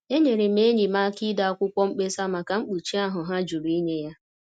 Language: Igbo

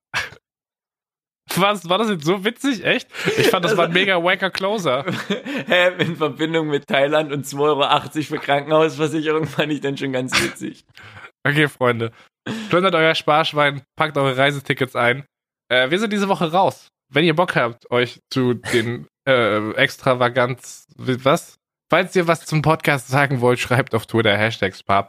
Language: German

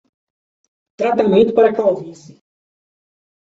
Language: Portuguese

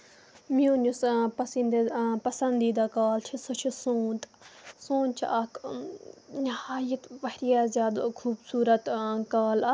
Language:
Kashmiri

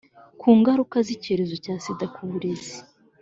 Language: Kinyarwanda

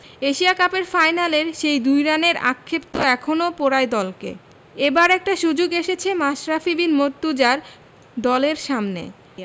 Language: Bangla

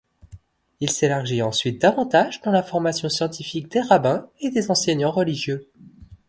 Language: French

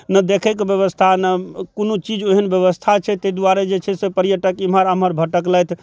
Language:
Maithili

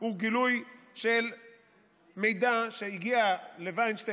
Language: Hebrew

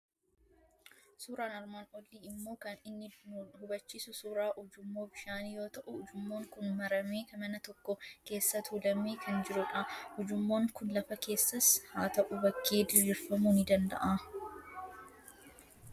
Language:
Oromo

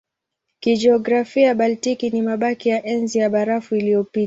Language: Swahili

